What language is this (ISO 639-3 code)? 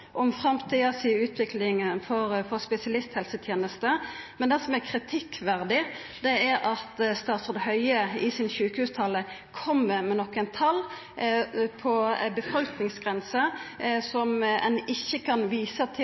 nno